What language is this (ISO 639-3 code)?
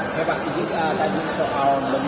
ind